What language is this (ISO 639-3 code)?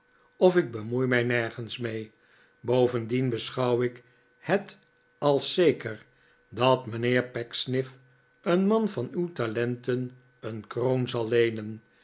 nld